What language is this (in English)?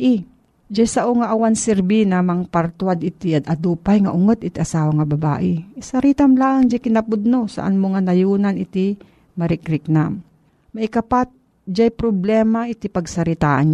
Filipino